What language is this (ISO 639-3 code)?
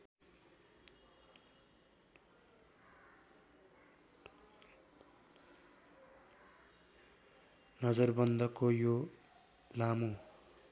nep